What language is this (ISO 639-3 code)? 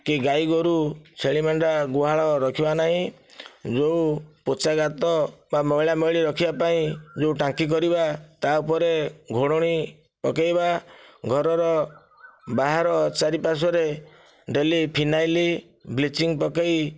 ori